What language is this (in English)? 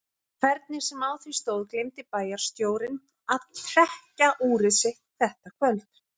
Icelandic